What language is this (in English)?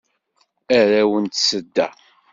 Kabyle